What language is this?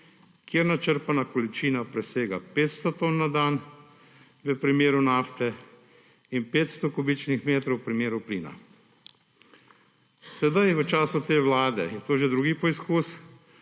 Slovenian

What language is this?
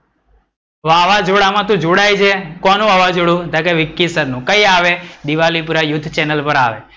Gujarati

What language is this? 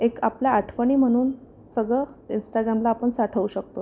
Marathi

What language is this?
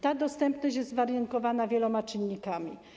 Polish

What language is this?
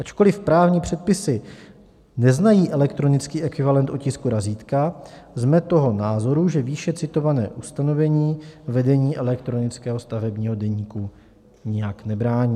Czech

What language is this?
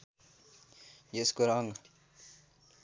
Nepali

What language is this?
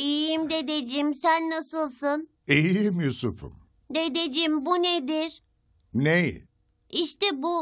Turkish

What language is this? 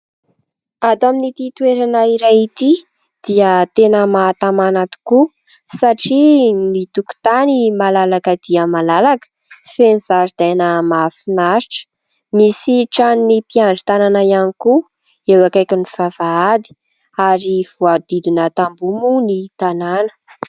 Malagasy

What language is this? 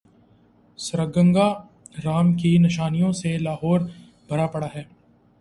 Urdu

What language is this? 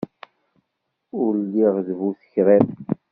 Kabyle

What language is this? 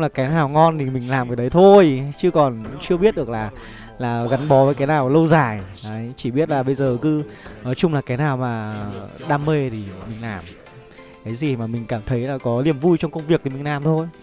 Vietnamese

